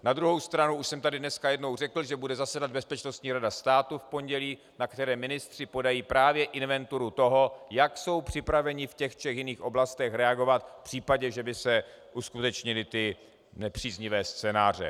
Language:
Czech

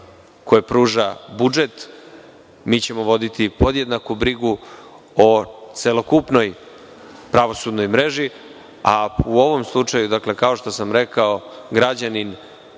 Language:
Serbian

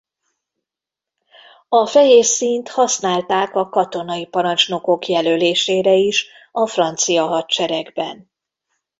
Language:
Hungarian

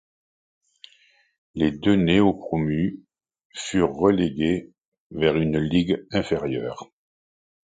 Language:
French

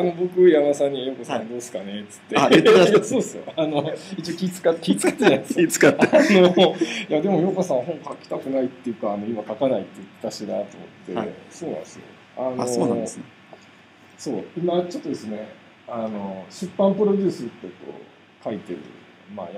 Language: Japanese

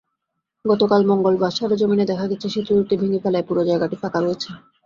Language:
Bangla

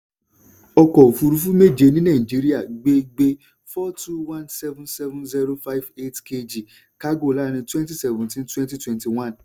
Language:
Yoruba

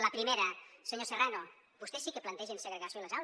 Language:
Catalan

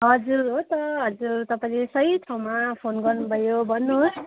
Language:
Nepali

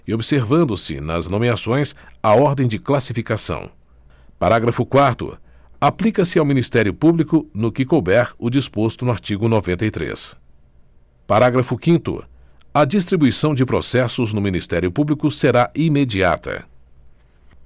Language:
Portuguese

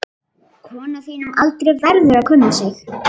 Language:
Icelandic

